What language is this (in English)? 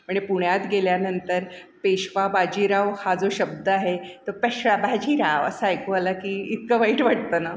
Marathi